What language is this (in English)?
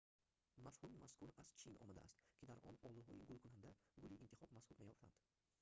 Tajik